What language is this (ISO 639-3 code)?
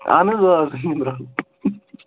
kas